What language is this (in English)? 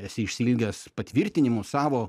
Lithuanian